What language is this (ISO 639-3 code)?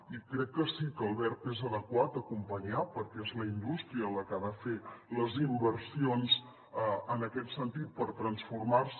cat